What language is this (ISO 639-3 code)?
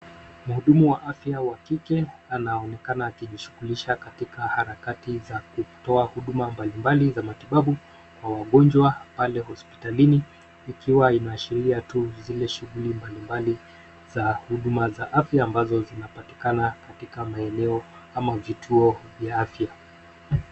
swa